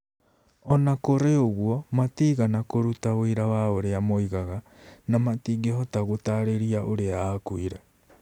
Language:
Kikuyu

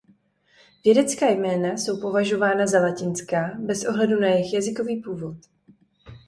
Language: Czech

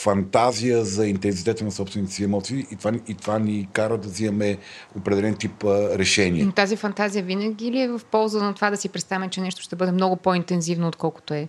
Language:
Bulgarian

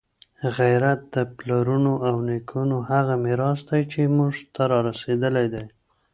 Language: Pashto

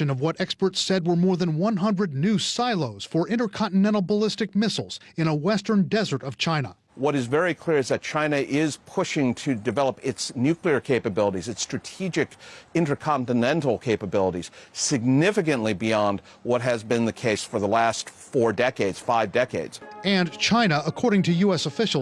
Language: English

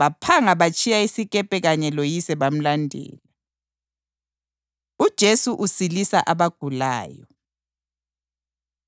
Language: North Ndebele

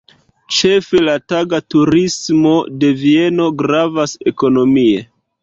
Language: Esperanto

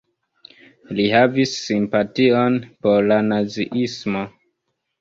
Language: Esperanto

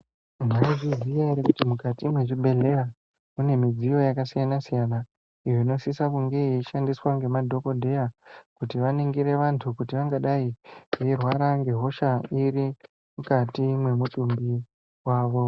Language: Ndau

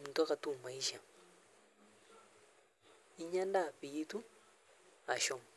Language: Masai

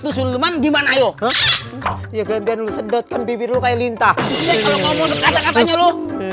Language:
Indonesian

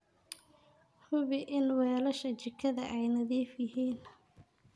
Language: Somali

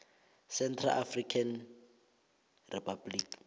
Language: South Ndebele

